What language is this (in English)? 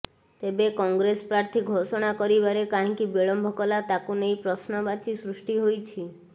Odia